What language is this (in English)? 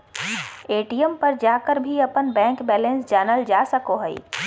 Magahi